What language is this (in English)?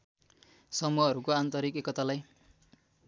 Nepali